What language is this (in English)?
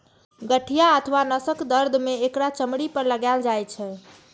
Maithili